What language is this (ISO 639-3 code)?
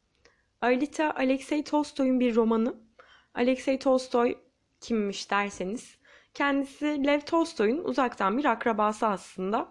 tur